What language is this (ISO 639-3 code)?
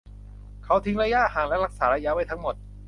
tha